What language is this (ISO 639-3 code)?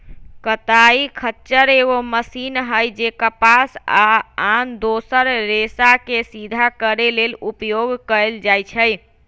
mag